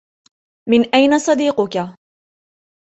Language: Arabic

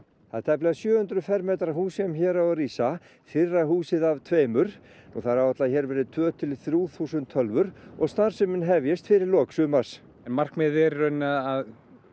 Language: Icelandic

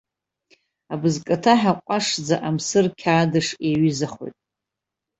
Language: Abkhazian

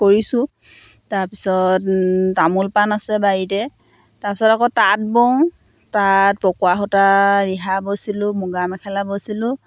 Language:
Assamese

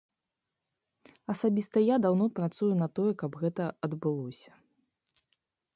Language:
Belarusian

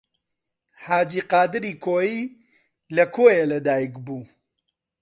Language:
Central Kurdish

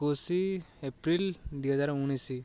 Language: Odia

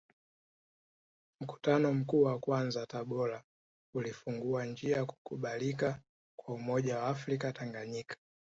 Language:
Swahili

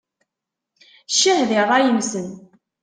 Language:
Kabyle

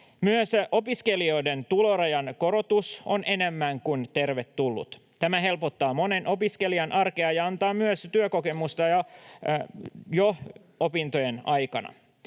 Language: Finnish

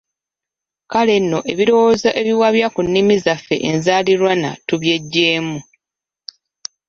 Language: Ganda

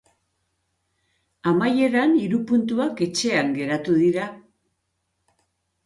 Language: Basque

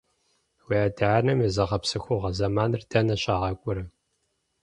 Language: Kabardian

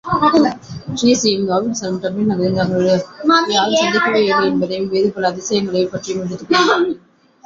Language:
Tamil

